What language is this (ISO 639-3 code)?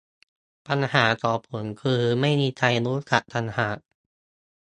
tha